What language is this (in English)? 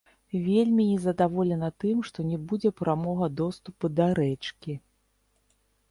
Belarusian